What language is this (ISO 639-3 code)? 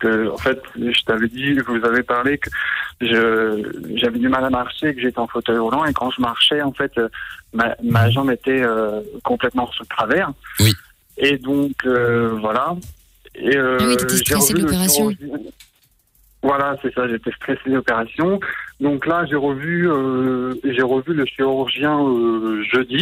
fra